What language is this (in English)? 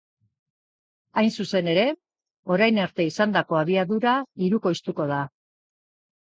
Basque